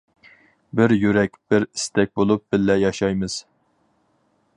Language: Uyghur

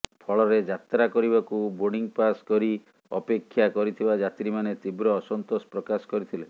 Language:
Odia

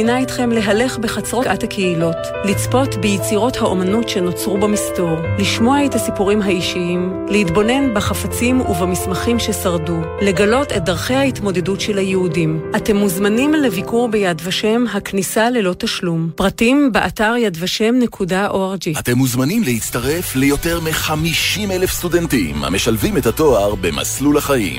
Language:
Hebrew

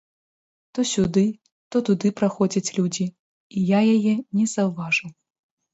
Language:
Belarusian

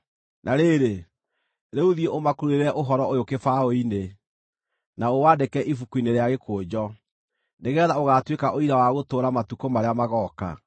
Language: Kikuyu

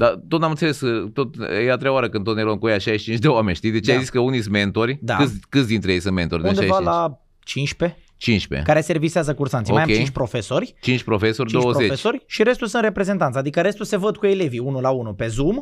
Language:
Romanian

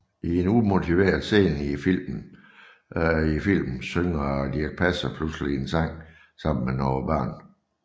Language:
Danish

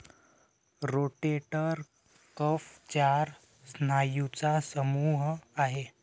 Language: Marathi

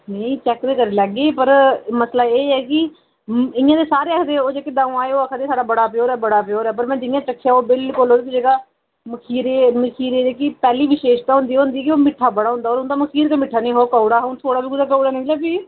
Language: Dogri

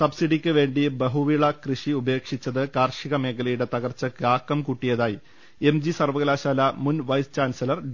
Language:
Malayalam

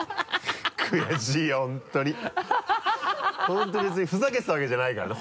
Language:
Japanese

